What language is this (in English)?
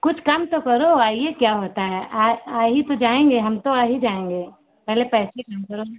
Hindi